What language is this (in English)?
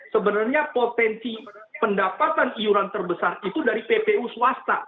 Indonesian